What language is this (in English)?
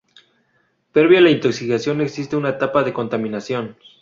Spanish